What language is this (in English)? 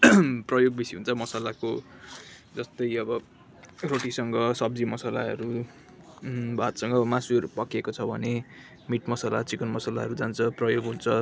Nepali